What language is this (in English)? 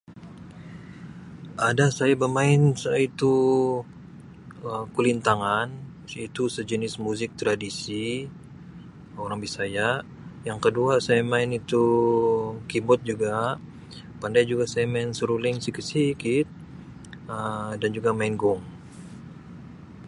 Sabah Malay